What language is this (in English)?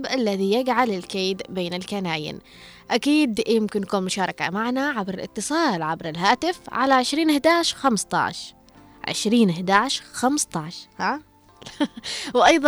Arabic